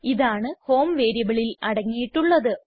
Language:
Malayalam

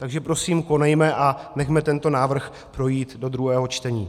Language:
Czech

